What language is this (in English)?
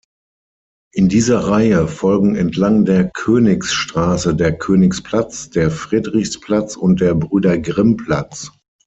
German